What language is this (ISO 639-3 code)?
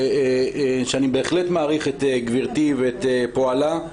heb